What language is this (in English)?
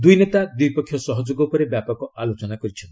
Odia